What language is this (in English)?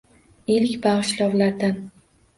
Uzbek